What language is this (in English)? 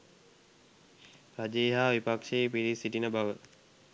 Sinhala